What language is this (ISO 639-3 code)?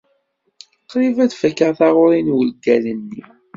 kab